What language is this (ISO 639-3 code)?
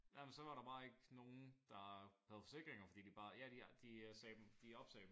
dan